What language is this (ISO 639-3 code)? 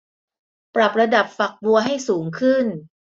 tha